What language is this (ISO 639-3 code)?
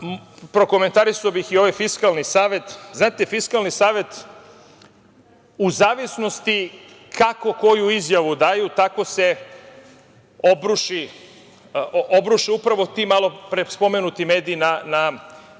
srp